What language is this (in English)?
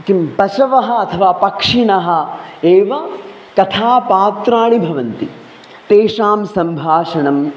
Sanskrit